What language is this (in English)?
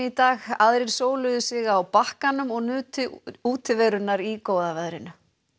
Icelandic